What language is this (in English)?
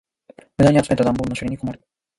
Japanese